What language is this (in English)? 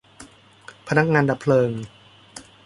Thai